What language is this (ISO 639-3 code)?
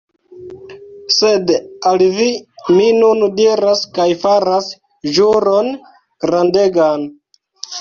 epo